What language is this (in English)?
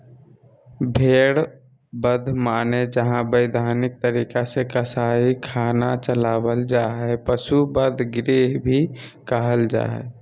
Magahi